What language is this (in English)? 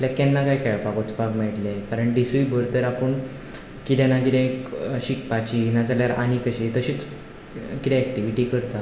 Konkani